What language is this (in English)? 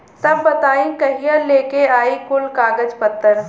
Bhojpuri